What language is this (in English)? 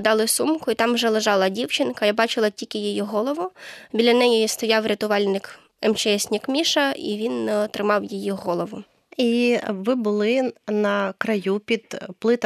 Ukrainian